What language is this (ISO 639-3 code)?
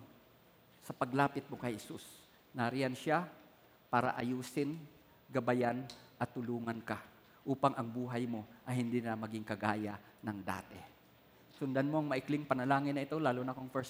fil